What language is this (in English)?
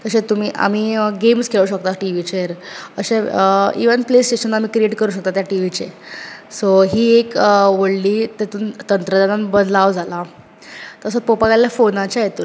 Konkani